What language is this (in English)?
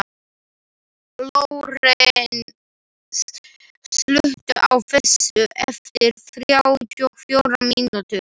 Icelandic